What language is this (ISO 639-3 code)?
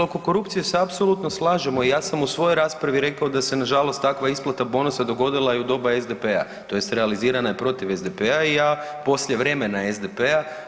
hrv